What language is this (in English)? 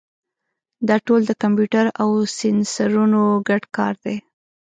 Pashto